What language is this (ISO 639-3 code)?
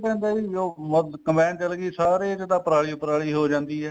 pan